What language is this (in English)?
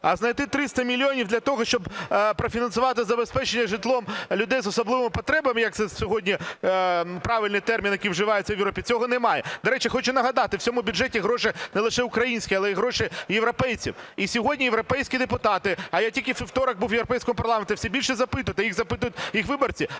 Ukrainian